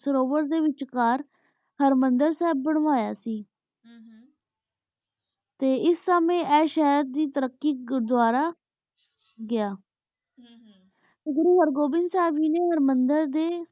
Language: Punjabi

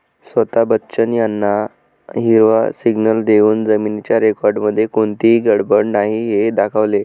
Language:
Marathi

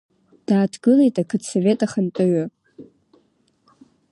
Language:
Abkhazian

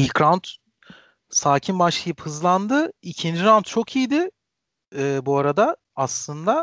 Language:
Turkish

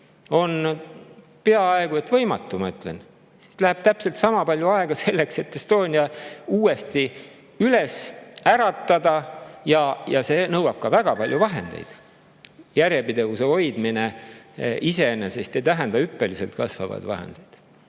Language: Estonian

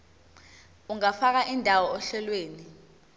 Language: Zulu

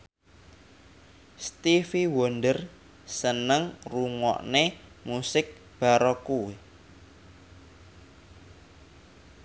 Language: Javanese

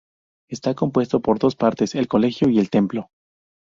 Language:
Spanish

